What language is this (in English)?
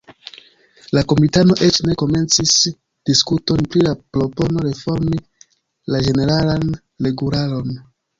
Esperanto